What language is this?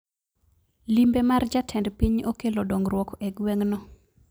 Luo (Kenya and Tanzania)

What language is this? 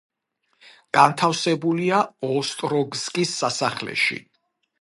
Georgian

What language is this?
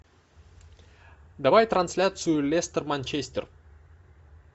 Russian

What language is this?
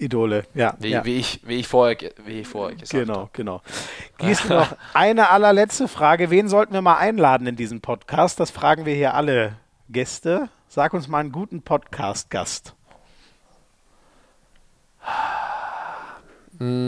German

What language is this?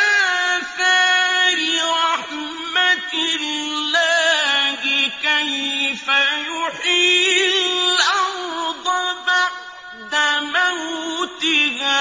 Arabic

